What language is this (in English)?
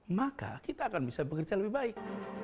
Indonesian